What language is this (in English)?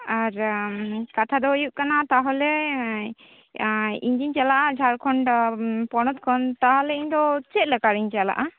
Santali